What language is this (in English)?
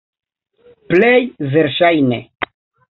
Esperanto